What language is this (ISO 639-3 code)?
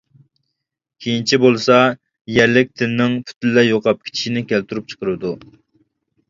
uig